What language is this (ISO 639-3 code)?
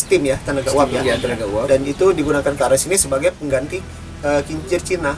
ind